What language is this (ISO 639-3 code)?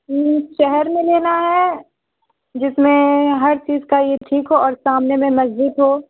urd